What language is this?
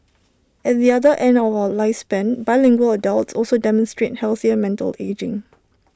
English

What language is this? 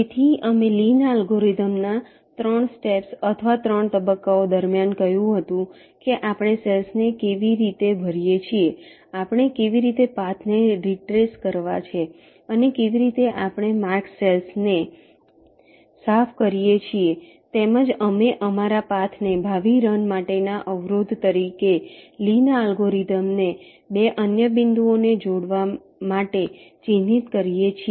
Gujarati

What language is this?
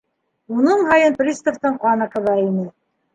Bashkir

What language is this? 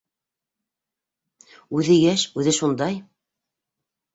Bashkir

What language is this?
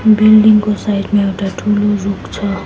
Nepali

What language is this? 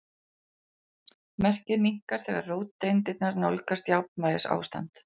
Icelandic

